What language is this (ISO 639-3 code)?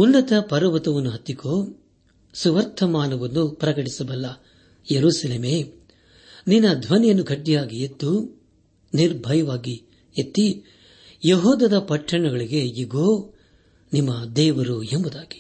kan